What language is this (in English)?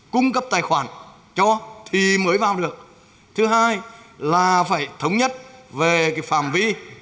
Vietnamese